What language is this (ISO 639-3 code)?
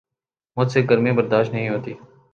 urd